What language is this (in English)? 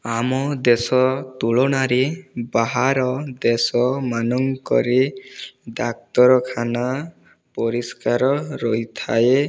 Odia